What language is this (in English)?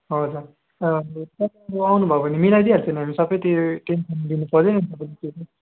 Nepali